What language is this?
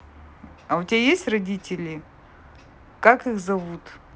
Russian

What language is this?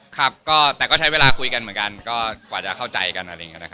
Thai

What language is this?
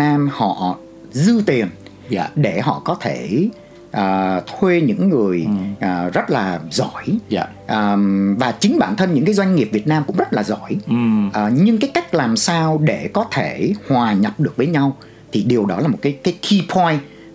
Vietnamese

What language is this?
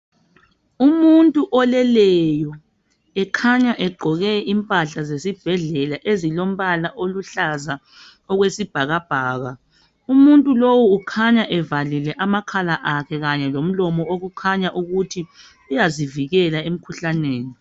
North Ndebele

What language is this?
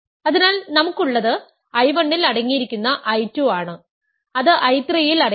Malayalam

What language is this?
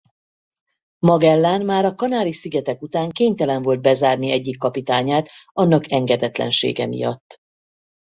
Hungarian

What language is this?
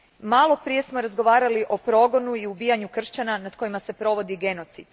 Croatian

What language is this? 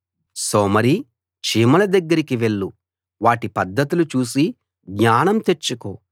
Telugu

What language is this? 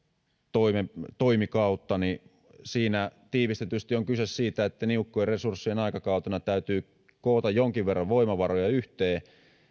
Finnish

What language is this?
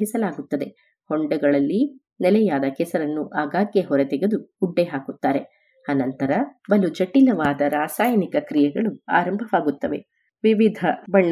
Kannada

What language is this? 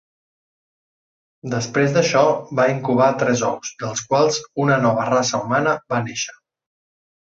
Catalan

